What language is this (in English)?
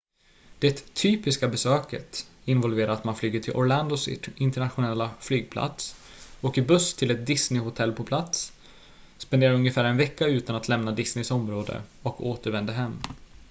Swedish